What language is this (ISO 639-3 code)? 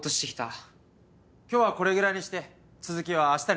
jpn